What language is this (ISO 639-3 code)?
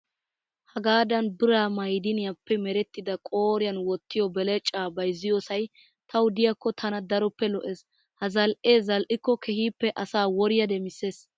wal